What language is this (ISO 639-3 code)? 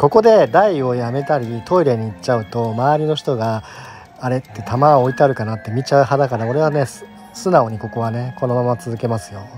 jpn